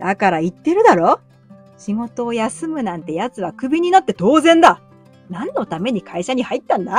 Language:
Japanese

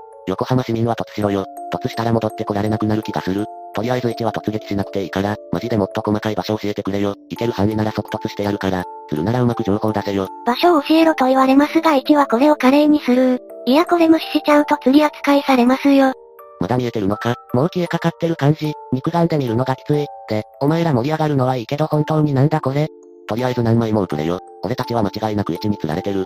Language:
Japanese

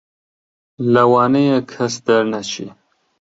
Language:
Central Kurdish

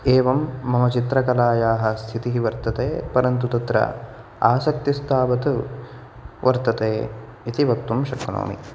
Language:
Sanskrit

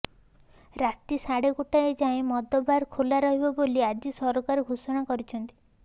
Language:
Odia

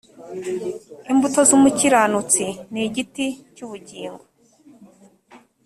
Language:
Kinyarwanda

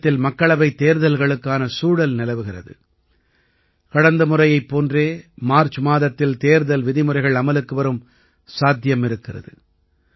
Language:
Tamil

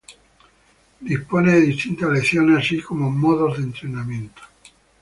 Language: Spanish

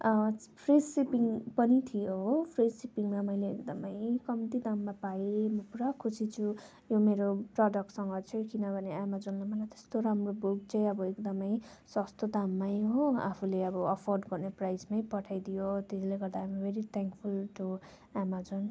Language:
Nepali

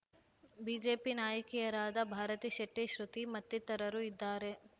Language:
Kannada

